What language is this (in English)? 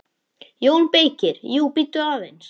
Icelandic